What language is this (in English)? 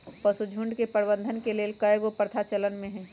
Magahi